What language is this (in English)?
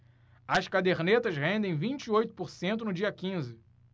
Portuguese